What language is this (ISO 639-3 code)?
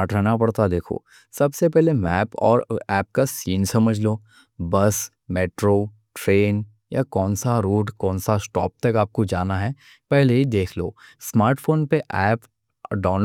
dcc